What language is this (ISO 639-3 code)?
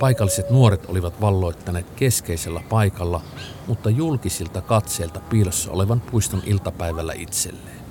fin